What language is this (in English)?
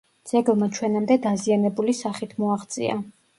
Georgian